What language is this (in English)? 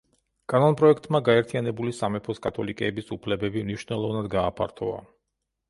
Georgian